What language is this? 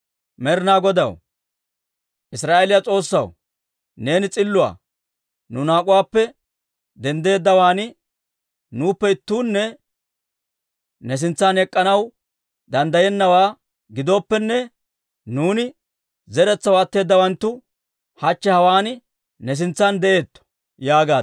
Dawro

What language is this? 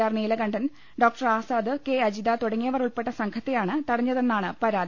Malayalam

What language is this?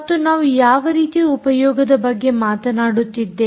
Kannada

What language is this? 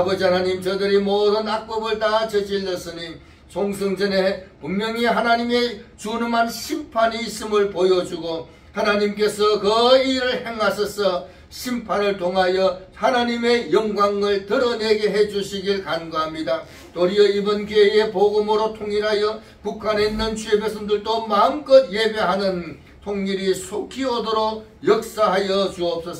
Korean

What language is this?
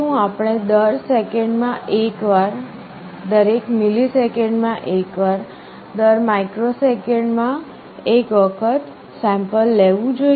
Gujarati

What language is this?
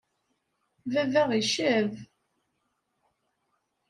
Kabyle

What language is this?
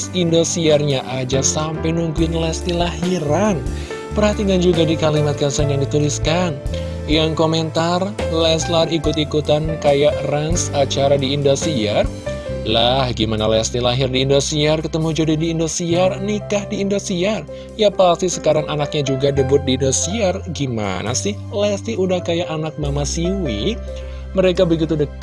Indonesian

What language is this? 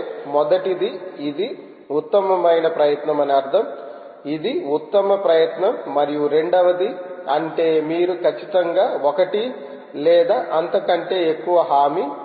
Telugu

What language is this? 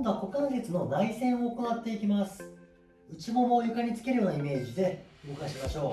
Japanese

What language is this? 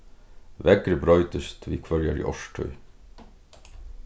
Faroese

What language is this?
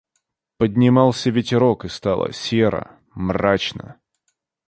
Russian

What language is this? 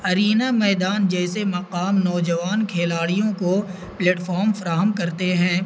Urdu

